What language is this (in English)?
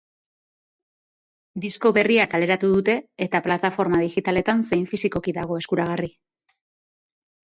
Basque